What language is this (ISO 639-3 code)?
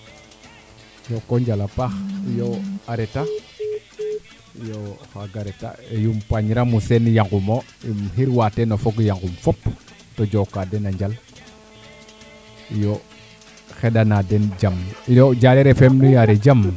srr